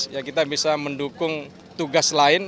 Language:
Indonesian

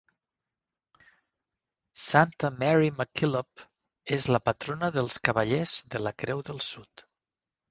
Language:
Catalan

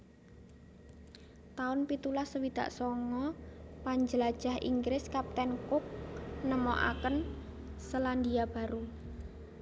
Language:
Javanese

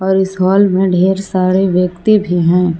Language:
Hindi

